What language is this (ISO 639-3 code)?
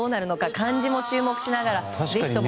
jpn